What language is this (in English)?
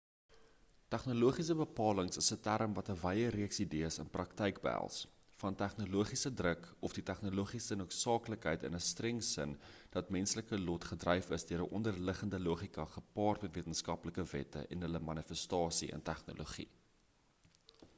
Afrikaans